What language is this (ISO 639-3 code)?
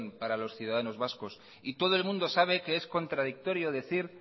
spa